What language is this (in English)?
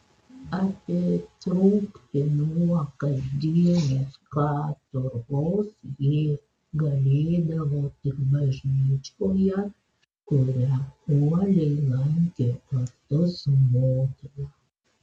Lithuanian